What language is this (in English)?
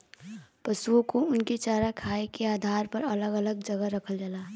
Bhojpuri